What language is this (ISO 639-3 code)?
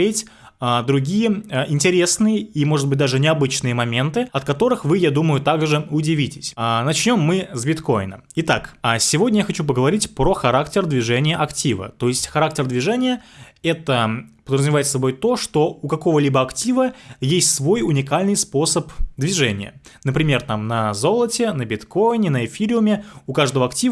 rus